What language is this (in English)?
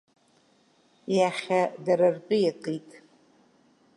Abkhazian